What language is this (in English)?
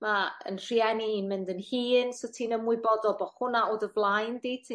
Welsh